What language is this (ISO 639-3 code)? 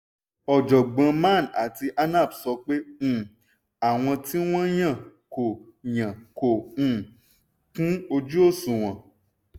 yor